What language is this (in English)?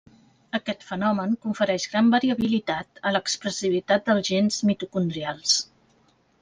Catalan